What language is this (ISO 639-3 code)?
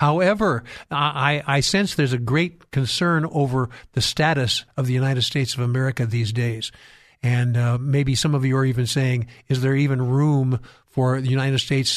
eng